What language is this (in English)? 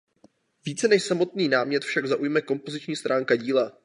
Czech